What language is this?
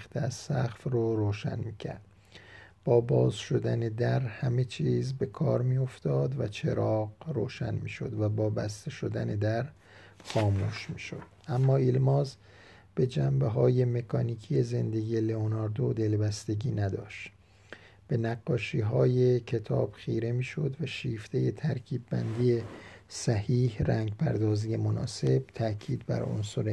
Persian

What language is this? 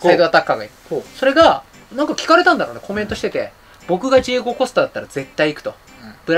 Japanese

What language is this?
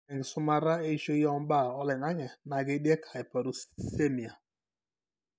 Masai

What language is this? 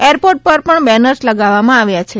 Gujarati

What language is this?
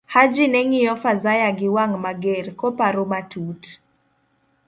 Luo (Kenya and Tanzania)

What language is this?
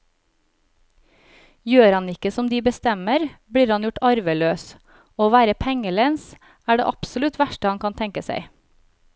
Norwegian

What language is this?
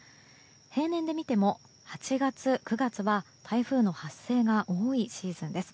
Japanese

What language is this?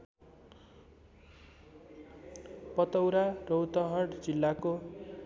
Nepali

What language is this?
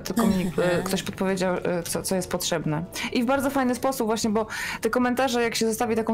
Polish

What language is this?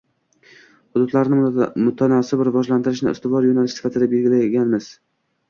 Uzbek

